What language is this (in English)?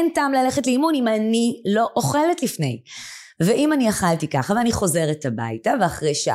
Hebrew